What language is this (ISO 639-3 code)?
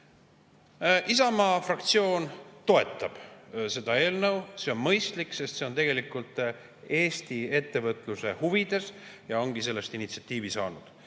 est